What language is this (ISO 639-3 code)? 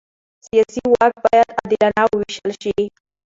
pus